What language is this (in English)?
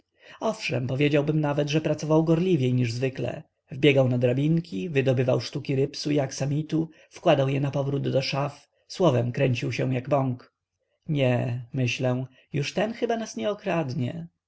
Polish